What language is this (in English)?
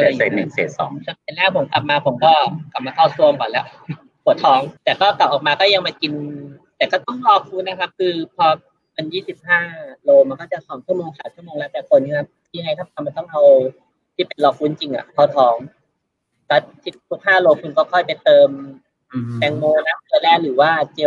Thai